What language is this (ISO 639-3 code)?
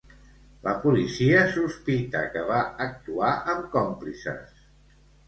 cat